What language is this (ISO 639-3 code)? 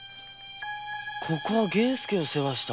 jpn